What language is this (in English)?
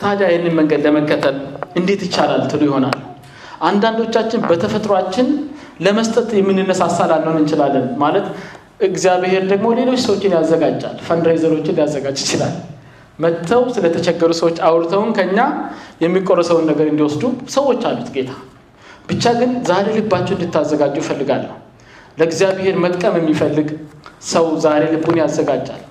Amharic